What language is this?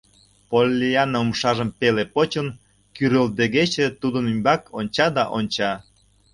Mari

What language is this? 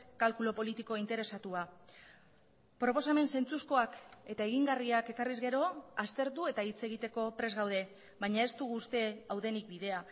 Basque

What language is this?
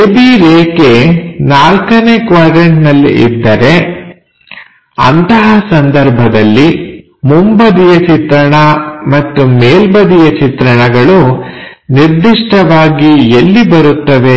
Kannada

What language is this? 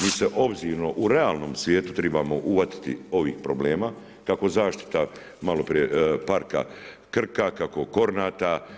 Croatian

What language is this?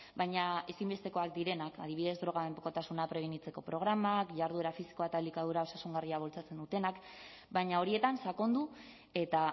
Basque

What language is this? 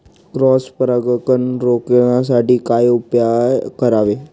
Marathi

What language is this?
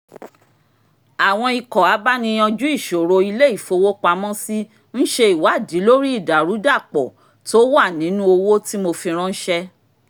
Yoruba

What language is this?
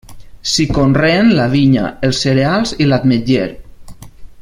Catalan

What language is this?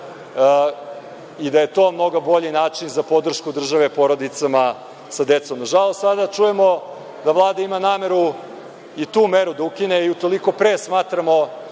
Serbian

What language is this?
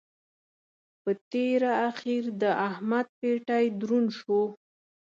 Pashto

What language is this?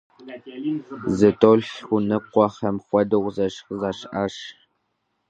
Kabardian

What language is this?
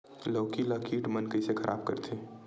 Chhattisgarhi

